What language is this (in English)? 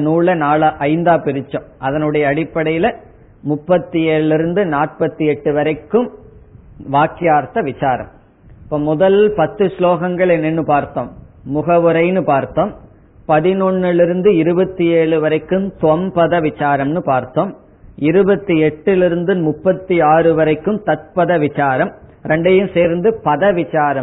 Tamil